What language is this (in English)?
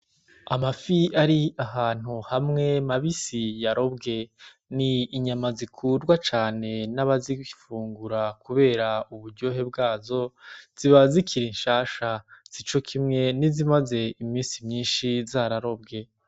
Rundi